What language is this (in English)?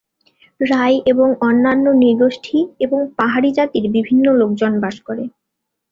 Bangla